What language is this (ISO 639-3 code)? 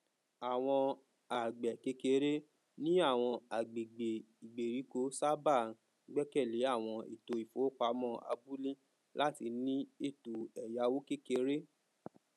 yor